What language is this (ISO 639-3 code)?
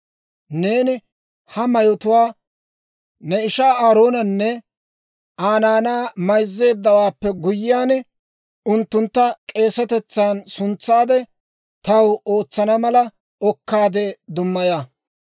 dwr